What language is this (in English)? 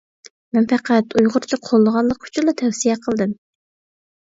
Uyghur